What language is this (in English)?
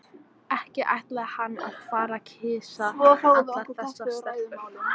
Icelandic